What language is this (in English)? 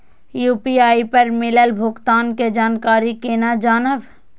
Maithili